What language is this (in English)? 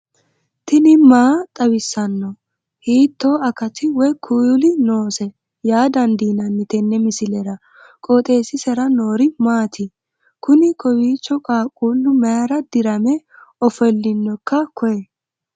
Sidamo